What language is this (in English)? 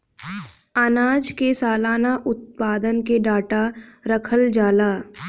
Bhojpuri